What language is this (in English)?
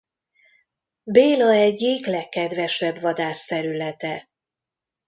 Hungarian